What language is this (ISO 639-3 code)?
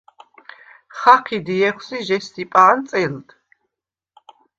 sva